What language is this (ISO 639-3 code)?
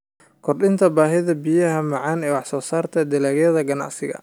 som